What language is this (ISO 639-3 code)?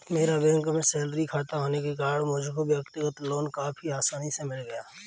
hin